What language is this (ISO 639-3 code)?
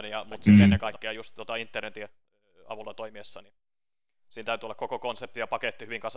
fin